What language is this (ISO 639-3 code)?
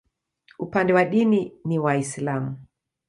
swa